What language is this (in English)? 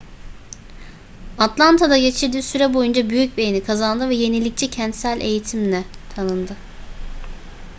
Turkish